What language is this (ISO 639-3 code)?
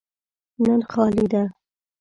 pus